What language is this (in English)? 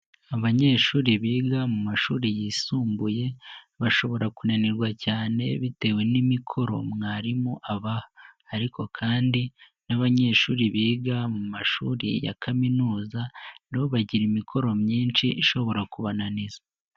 Kinyarwanda